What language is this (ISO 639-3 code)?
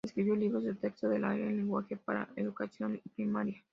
spa